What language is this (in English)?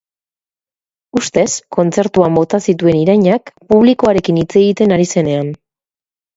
Basque